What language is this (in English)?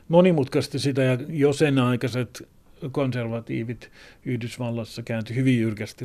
Finnish